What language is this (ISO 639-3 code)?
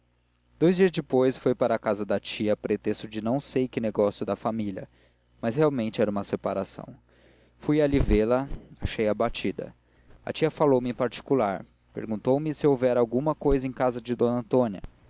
por